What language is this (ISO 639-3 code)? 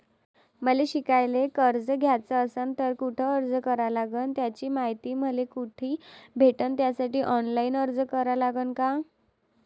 mar